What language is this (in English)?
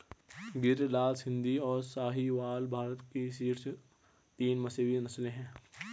Hindi